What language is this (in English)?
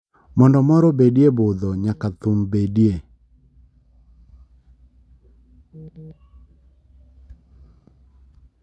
Luo (Kenya and Tanzania)